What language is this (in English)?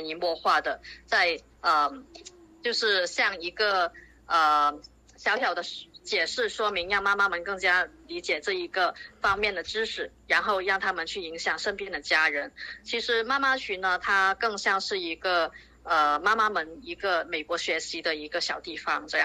Chinese